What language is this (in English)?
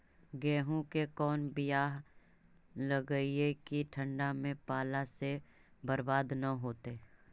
Magahi